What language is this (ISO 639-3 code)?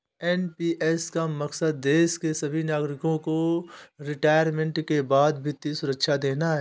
hin